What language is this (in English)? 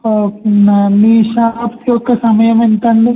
Telugu